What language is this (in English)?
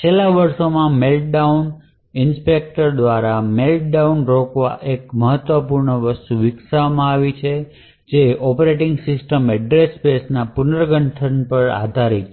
Gujarati